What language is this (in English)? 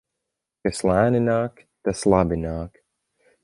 Latvian